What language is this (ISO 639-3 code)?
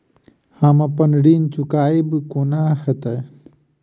mai